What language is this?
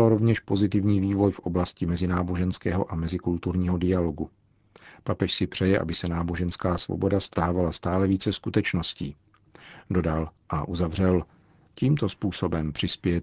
Czech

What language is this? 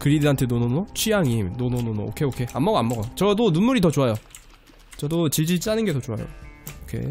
Korean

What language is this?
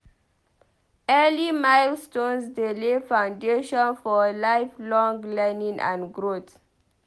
Nigerian Pidgin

